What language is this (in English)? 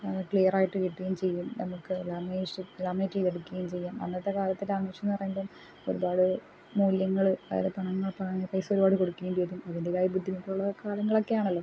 Malayalam